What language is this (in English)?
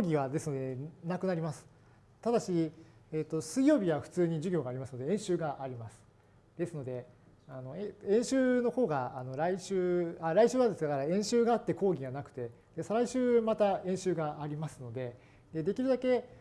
Japanese